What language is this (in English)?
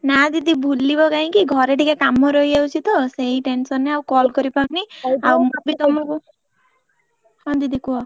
Odia